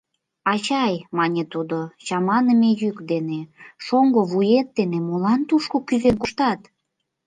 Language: Mari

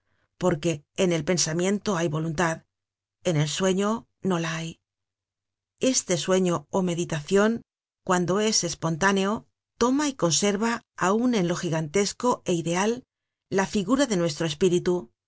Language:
Spanish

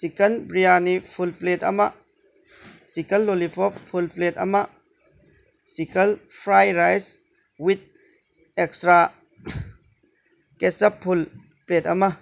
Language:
Manipuri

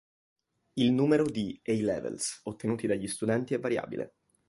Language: Italian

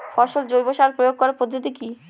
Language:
Bangla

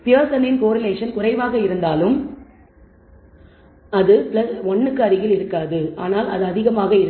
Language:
Tamil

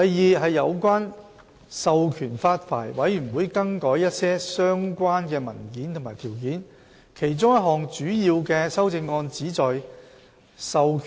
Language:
Cantonese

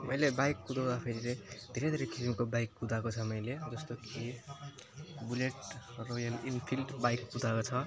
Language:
Nepali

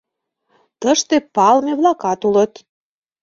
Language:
Mari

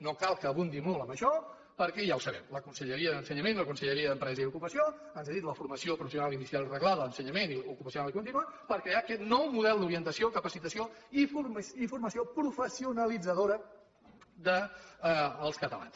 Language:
Catalan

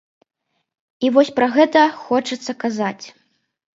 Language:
Belarusian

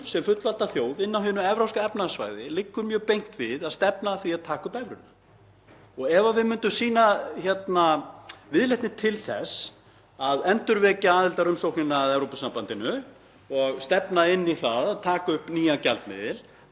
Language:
Icelandic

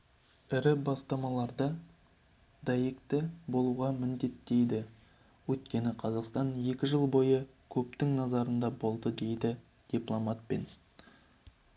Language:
Kazakh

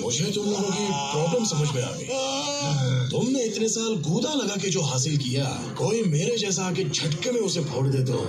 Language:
Korean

